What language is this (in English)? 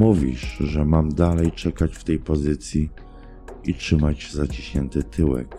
Polish